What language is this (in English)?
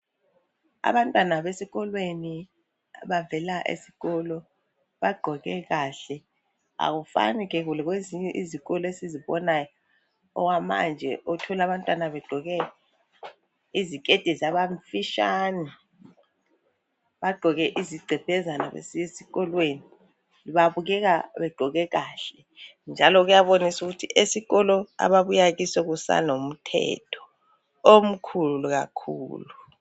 North Ndebele